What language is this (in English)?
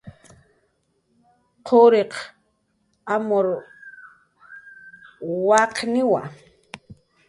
Jaqaru